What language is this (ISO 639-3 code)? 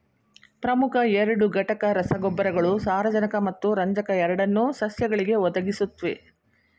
kan